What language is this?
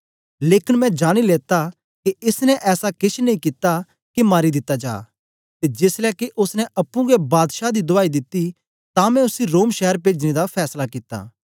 Dogri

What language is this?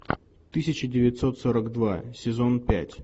Russian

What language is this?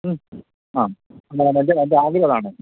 Malayalam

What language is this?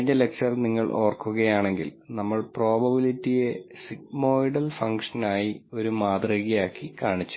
Malayalam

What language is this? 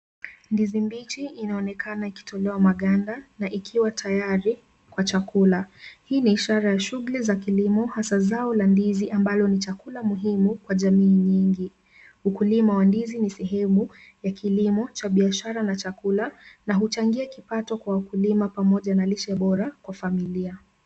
Swahili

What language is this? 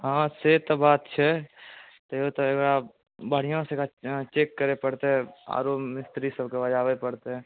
Maithili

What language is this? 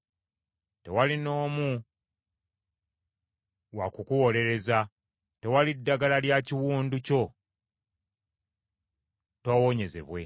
Ganda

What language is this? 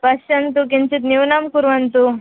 Sanskrit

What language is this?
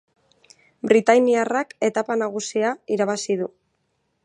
Basque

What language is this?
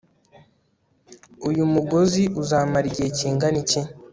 Kinyarwanda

